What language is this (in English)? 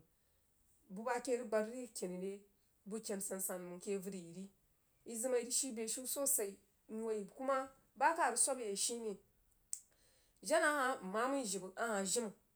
Jiba